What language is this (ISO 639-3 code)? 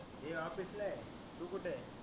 mar